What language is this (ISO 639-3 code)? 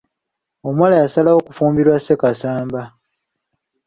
lug